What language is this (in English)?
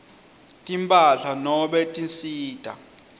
Swati